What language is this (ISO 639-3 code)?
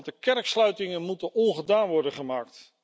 nld